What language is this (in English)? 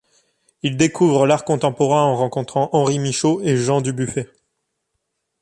French